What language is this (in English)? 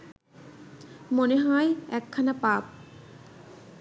Bangla